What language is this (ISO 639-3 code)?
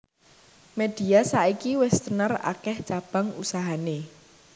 jav